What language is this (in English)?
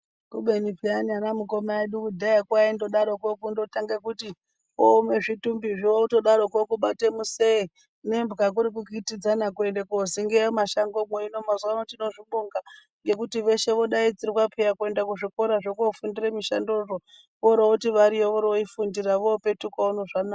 Ndau